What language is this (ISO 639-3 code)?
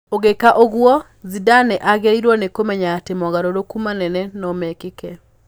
kik